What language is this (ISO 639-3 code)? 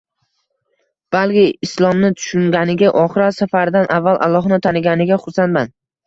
uzb